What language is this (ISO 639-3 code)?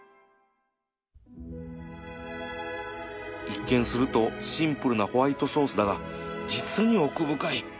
jpn